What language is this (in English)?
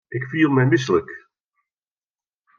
Western Frisian